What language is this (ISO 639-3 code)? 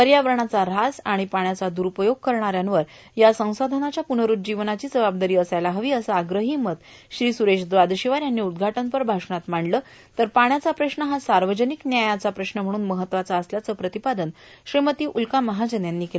mar